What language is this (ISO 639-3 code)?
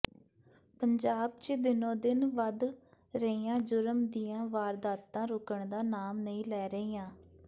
pan